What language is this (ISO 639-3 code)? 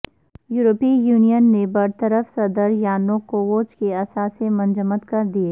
urd